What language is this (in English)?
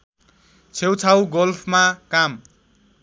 Nepali